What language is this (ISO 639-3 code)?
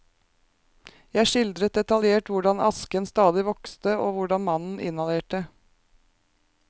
nor